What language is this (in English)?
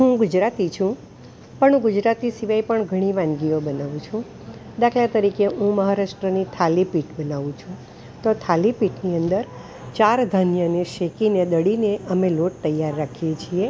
Gujarati